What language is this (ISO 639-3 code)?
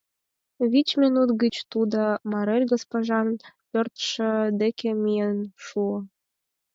chm